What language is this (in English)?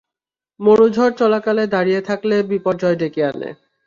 Bangla